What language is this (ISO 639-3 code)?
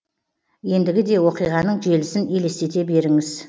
kaz